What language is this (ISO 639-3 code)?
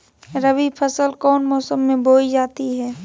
mag